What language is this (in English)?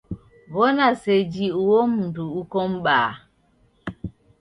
Taita